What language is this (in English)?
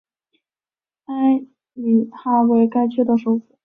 Chinese